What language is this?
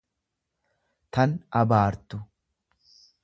Oromo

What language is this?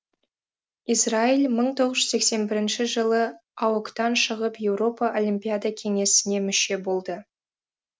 Kazakh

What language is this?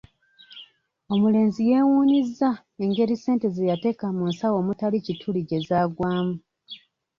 Ganda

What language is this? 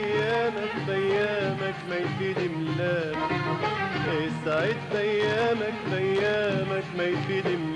Arabic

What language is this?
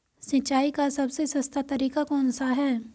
Hindi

